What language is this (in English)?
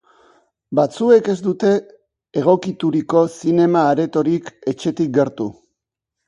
Basque